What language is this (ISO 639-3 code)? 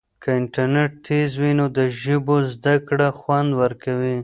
pus